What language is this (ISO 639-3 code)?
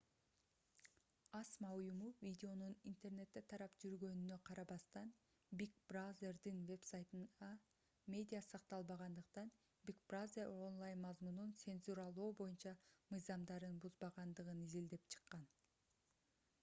kir